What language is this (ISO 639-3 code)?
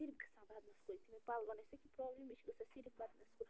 kas